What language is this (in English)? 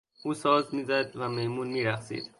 Persian